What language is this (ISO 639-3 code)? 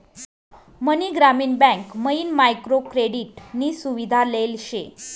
mar